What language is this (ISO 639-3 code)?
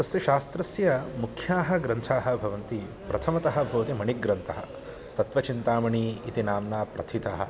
san